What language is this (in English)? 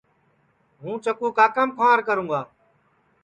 Sansi